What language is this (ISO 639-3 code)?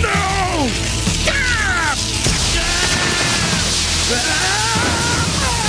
eng